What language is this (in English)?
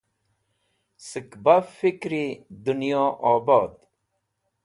Wakhi